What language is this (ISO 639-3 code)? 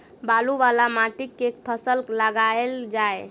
mai